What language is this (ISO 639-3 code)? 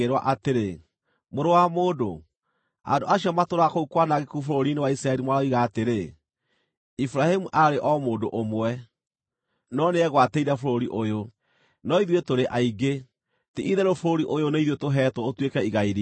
kik